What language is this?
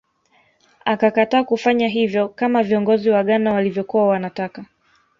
Swahili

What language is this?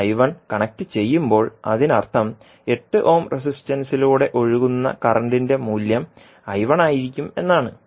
Malayalam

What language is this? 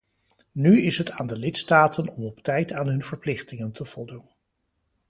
Dutch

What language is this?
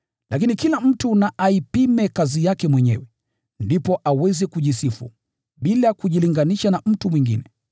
Swahili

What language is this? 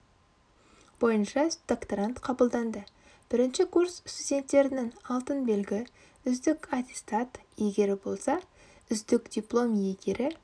Kazakh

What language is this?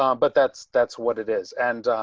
English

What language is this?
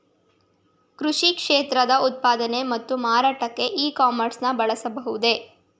Kannada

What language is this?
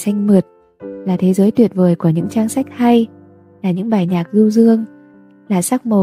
Vietnamese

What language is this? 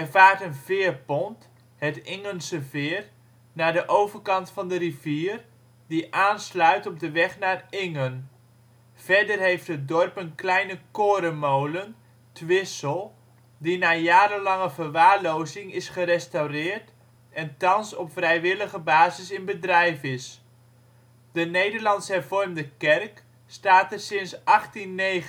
Dutch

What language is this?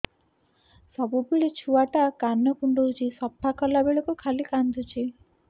Odia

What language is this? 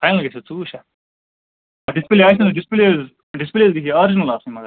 Kashmiri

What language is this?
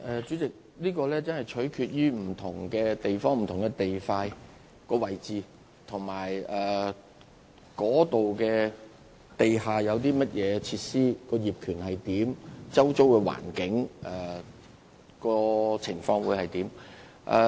Cantonese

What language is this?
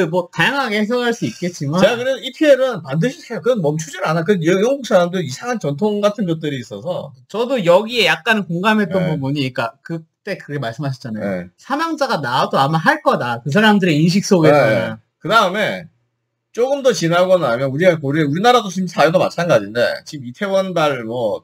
Korean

